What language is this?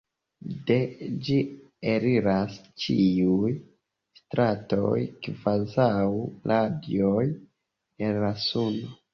Esperanto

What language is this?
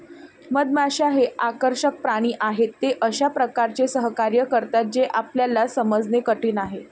Marathi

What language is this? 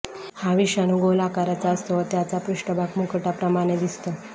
Marathi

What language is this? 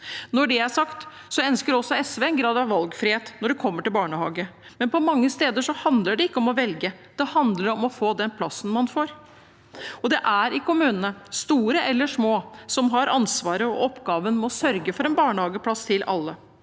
Norwegian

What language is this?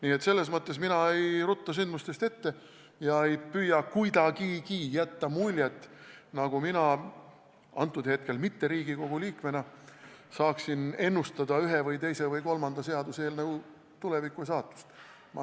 Estonian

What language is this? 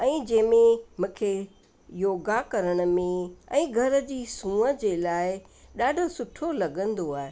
Sindhi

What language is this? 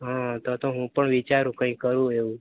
Gujarati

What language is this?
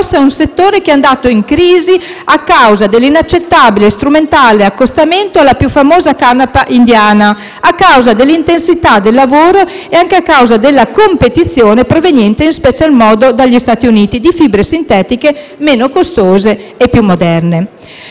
Italian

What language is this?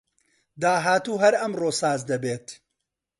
Central Kurdish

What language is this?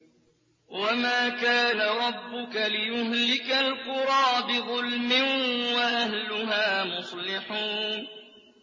Arabic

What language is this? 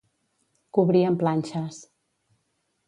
Catalan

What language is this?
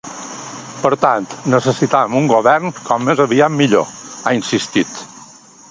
Catalan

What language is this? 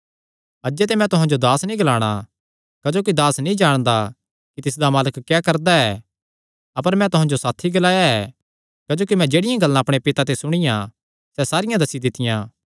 Kangri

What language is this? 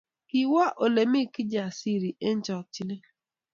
Kalenjin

